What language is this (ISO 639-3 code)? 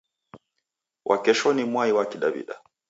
dav